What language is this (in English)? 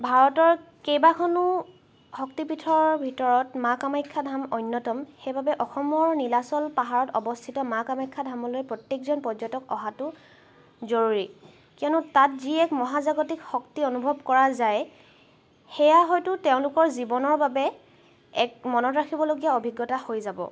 Assamese